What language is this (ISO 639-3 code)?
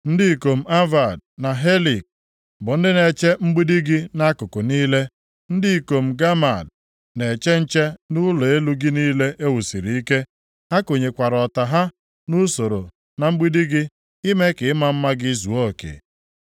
ibo